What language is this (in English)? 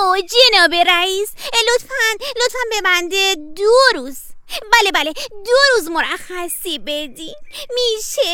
Persian